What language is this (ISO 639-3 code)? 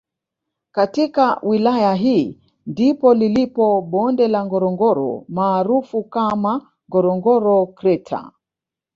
swa